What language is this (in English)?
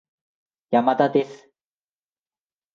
Japanese